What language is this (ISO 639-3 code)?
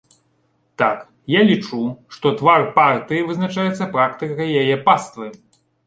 bel